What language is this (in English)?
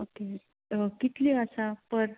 Konkani